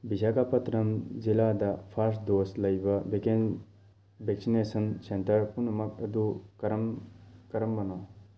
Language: Manipuri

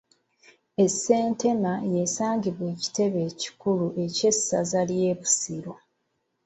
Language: Ganda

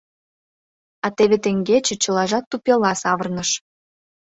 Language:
Mari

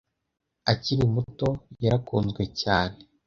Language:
Kinyarwanda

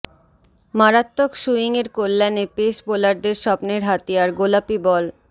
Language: Bangla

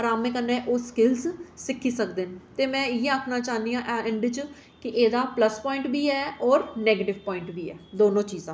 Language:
Dogri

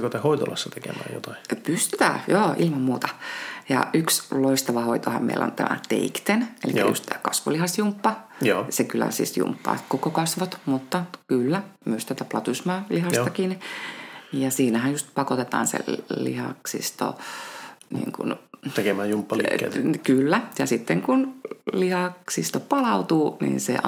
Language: Finnish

